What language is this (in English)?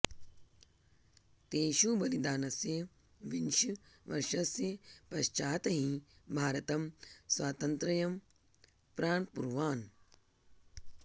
Sanskrit